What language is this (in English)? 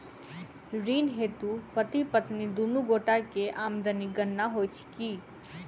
Maithili